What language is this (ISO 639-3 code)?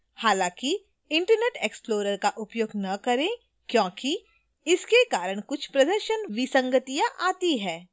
hin